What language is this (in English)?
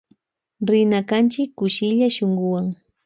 Loja Highland Quichua